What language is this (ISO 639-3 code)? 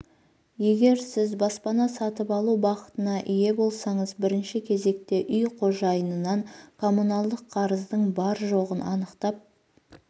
kaz